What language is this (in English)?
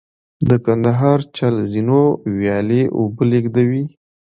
Pashto